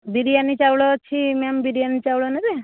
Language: Odia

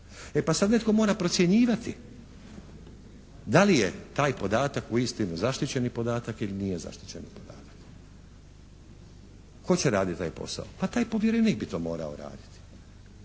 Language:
Croatian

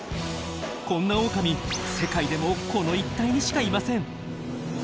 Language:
Japanese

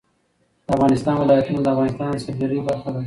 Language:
Pashto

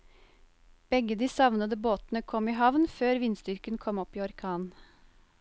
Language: Norwegian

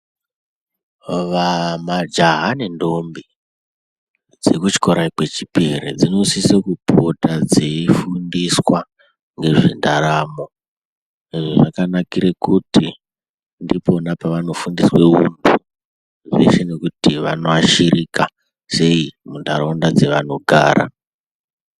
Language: Ndau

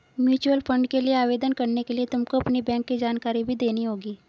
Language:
Hindi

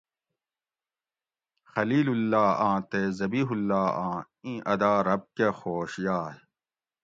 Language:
Gawri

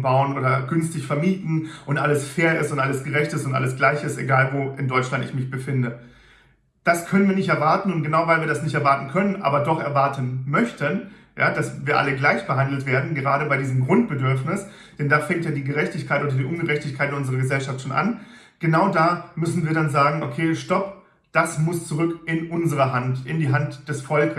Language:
German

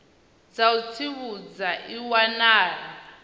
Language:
Venda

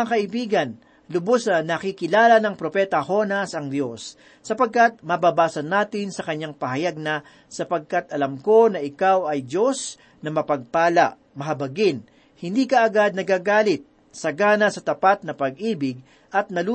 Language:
Filipino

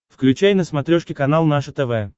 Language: Russian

